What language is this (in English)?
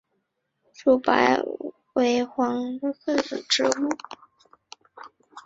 Chinese